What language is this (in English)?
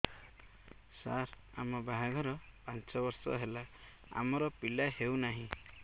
Odia